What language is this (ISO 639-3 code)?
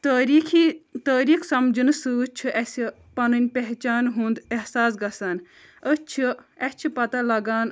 kas